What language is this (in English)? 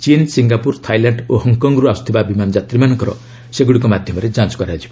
Odia